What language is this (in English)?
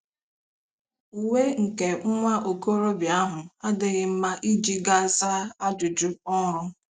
Igbo